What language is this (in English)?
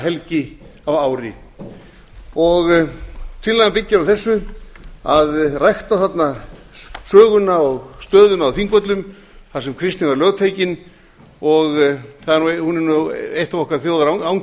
Icelandic